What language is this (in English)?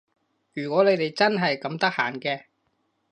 Cantonese